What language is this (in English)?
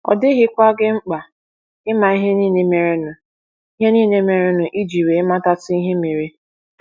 Igbo